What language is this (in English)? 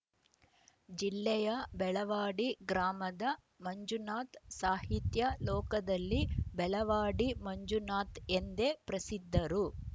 Kannada